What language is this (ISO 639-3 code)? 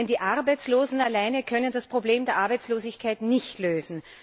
deu